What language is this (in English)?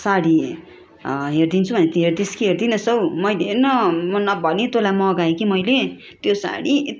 Nepali